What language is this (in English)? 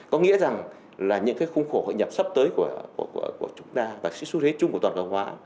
Vietnamese